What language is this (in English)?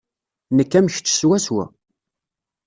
Kabyle